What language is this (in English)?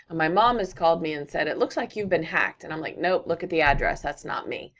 English